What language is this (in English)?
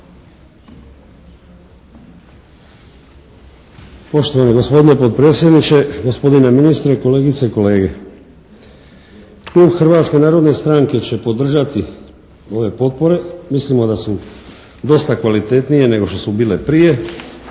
Croatian